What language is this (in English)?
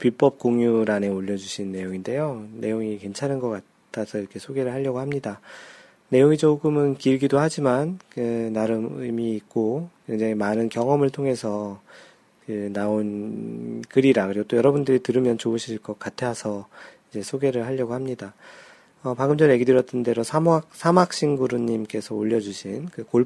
Korean